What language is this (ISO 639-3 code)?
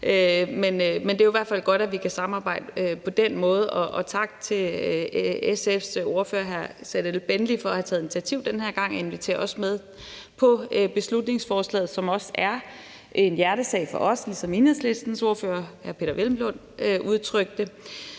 dan